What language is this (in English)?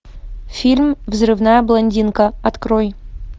Russian